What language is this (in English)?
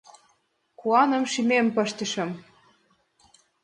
Mari